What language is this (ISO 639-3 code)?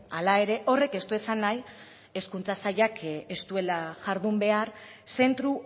eus